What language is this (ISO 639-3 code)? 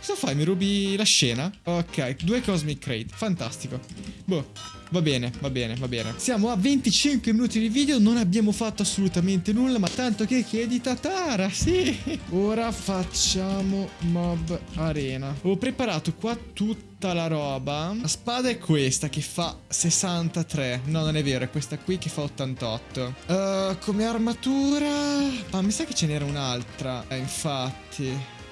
ita